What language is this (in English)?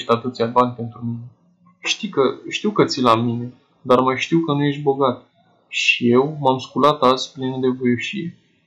Romanian